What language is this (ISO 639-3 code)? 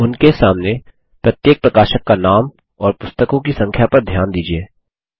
hin